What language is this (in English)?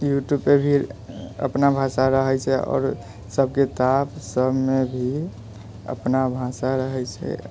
Maithili